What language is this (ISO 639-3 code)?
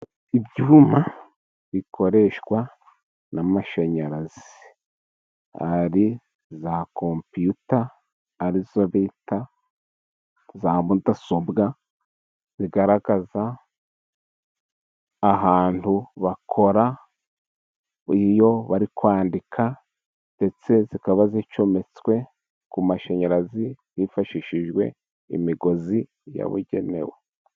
kin